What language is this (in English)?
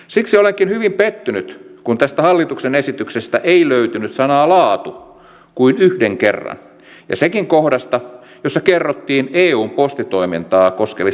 Finnish